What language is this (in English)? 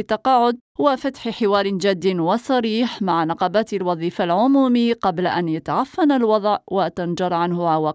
Arabic